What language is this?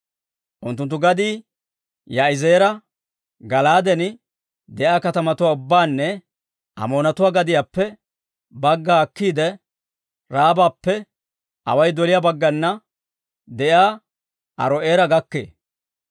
Dawro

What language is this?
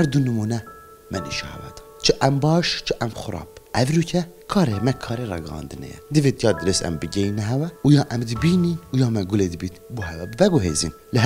Arabic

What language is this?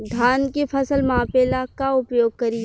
Bhojpuri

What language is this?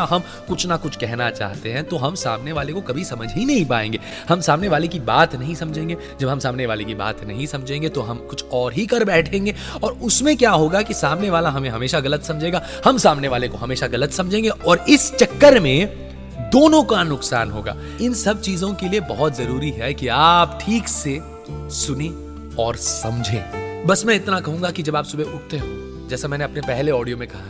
Hindi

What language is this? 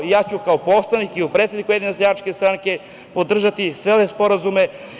Serbian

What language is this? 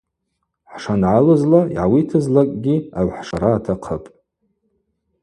Abaza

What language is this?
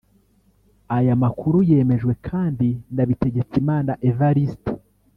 Kinyarwanda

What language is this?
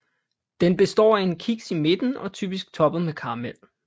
Danish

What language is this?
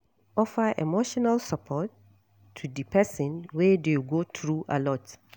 Nigerian Pidgin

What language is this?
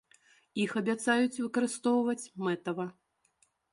Belarusian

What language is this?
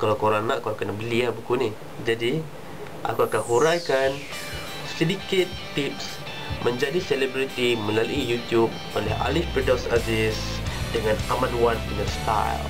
Malay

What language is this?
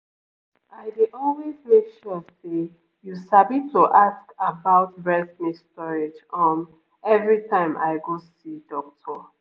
Nigerian Pidgin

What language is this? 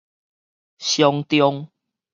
Min Nan Chinese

